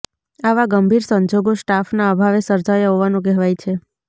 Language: Gujarati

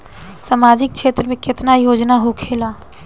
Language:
Bhojpuri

